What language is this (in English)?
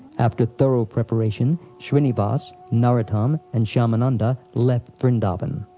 English